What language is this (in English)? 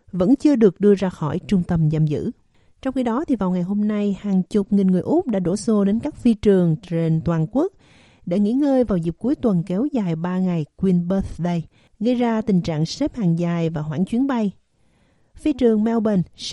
Vietnamese